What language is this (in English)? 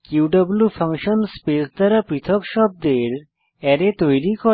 Bangla